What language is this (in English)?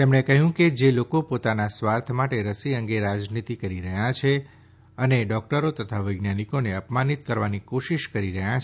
Gujarati